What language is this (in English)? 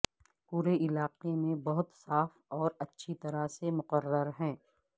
Urdu